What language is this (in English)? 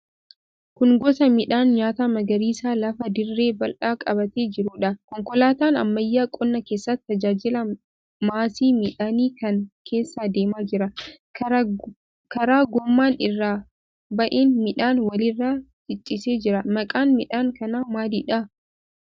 Oromo